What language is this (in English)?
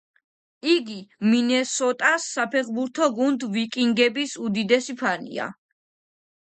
Georgian